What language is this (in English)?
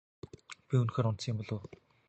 Mongolian